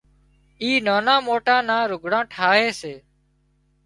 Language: Wadiyara Koli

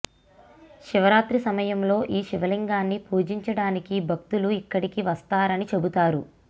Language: Telugu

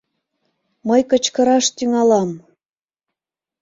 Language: Mari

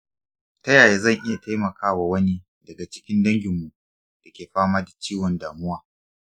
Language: Hausa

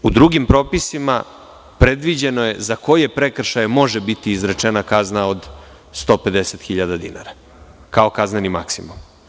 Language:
Serbian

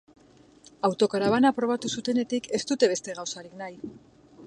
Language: Basque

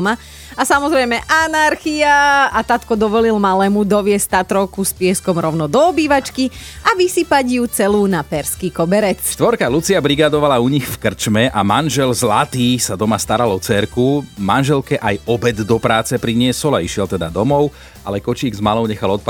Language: Slovak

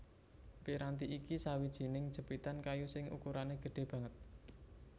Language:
Javanese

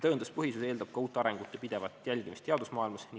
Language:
Estonian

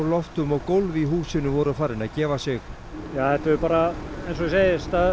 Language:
Icelandic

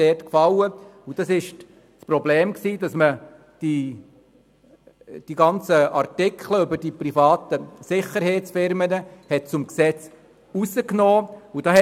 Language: Swiss German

